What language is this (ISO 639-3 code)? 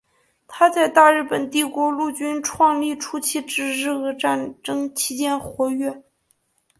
zho